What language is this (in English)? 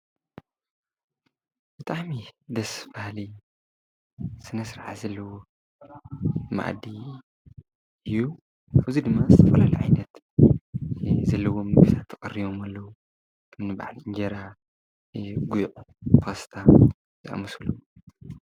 Tigrinya